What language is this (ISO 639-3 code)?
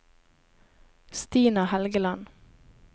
nor